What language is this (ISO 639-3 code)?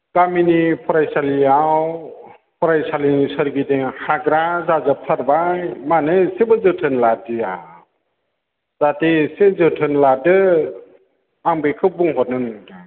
brx